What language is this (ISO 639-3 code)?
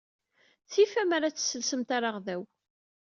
kab